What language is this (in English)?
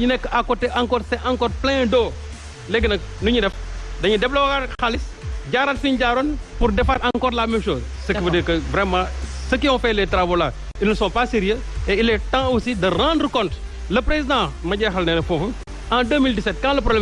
French